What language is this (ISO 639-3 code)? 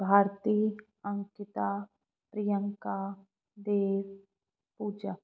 snd